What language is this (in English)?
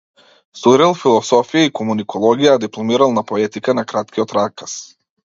Macedonian